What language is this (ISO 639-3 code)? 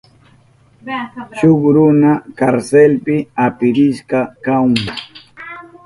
qup